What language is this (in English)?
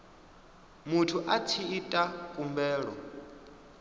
Venda